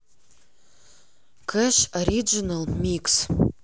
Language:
Russian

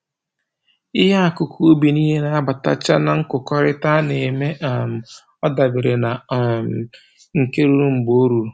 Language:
Igbo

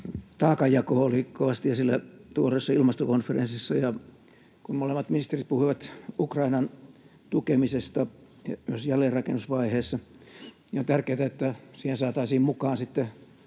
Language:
Finnish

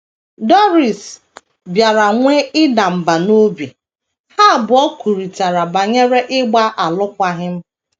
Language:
Igbo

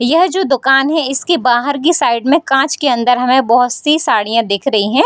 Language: Hindi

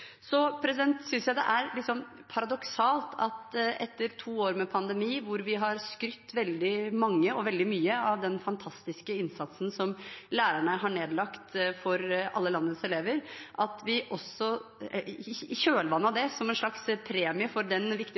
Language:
Norwegian Bokmål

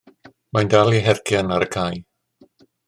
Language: Welsh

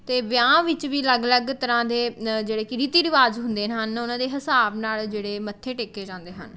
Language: Punjabi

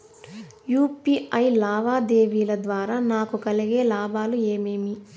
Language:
Telugu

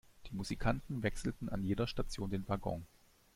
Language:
German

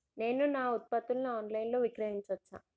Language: Telugu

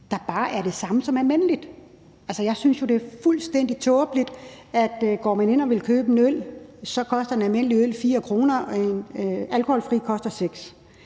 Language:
Danish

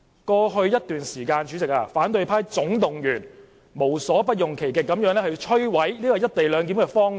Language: Cantonese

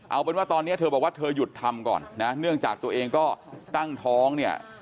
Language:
Thai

